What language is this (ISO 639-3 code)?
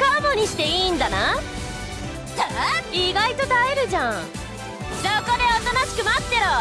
jpn